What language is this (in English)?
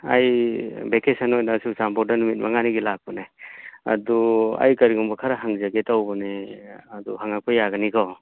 Manipuri